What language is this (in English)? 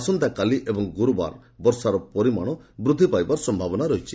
Odia